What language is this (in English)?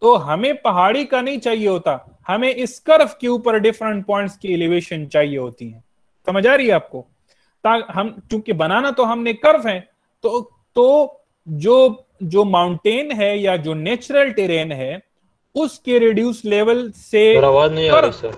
Hindi